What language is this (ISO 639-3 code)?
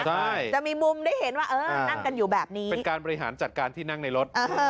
tha